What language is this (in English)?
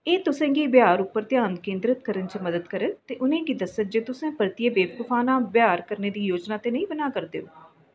Dogri